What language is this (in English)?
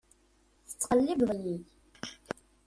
Kabyle